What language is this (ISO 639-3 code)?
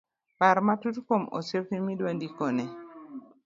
luo